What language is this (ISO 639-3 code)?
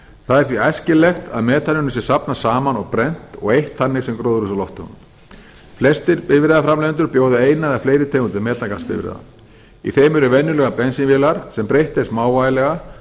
isl